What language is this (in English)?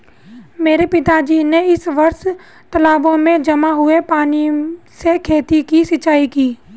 Hindi